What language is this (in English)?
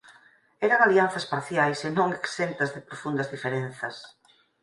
Galician